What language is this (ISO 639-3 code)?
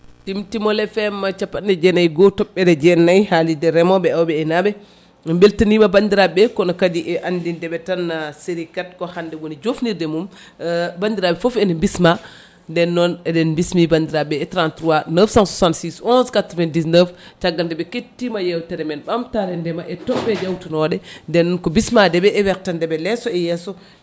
ful